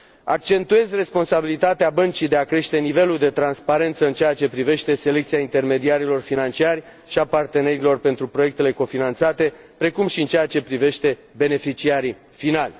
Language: Romanian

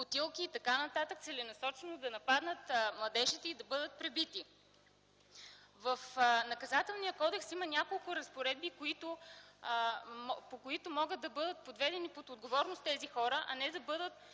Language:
Bulgarian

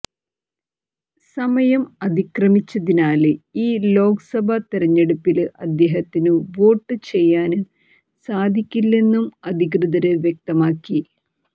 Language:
Malayalam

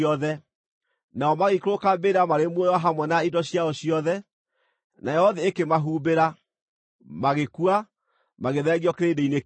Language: Kikuyu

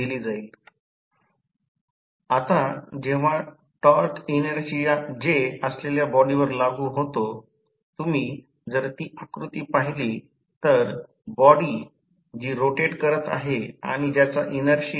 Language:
Marathi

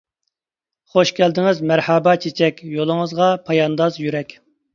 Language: Uyghur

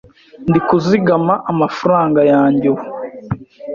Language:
Kinyarwanda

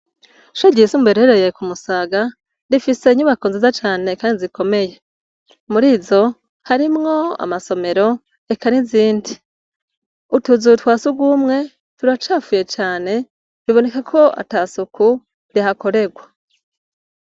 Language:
Rundi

